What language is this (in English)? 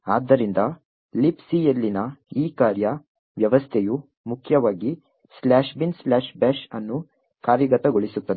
Kannada